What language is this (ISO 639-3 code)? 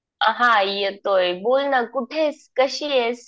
mar